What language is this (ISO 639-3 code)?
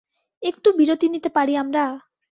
ben